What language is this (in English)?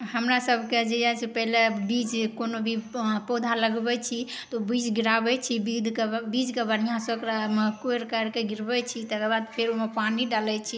Maithili